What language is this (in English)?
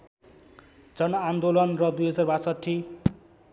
Nepali